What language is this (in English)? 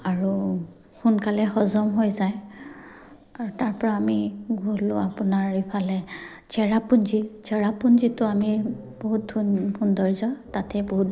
Assamese